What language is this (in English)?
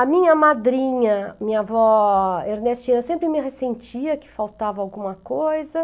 Portuguese